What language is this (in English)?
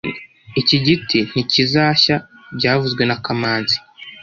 Kinyarwanda